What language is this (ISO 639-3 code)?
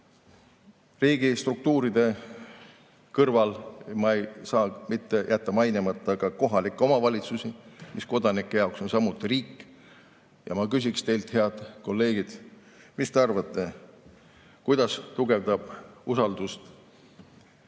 est